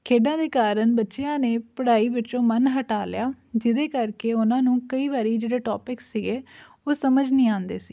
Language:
Punjabi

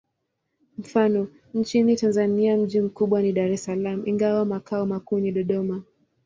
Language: Swahili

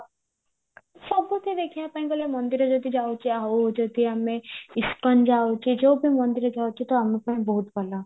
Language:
Odia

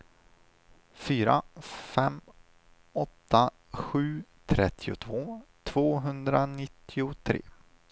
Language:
Swedish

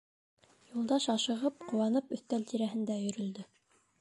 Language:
Bashkir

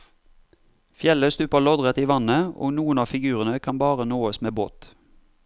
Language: Norwegian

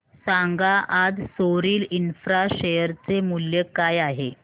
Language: Marathi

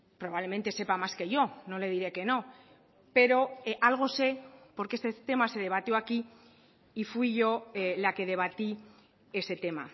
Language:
Spanish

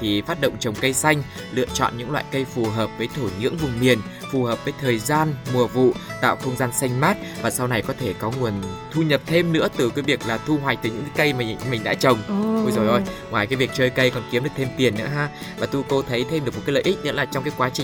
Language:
Vietnamese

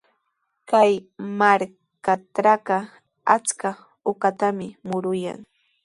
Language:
Sihuas Ancash Quechua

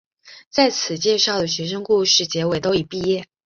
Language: Chinese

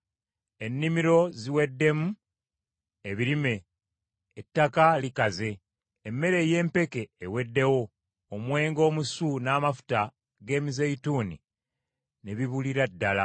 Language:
Ganda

